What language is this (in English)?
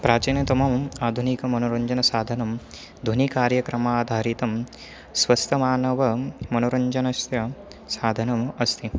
Sanskrit